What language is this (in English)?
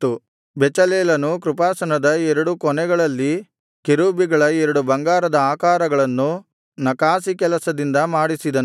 Kannada